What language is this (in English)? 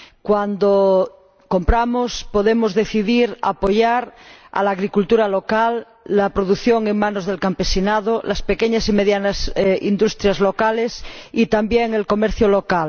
Spanish